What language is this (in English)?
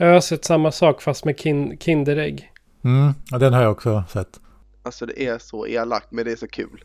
Swedish